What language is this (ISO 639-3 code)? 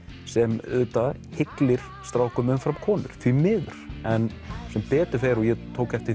isl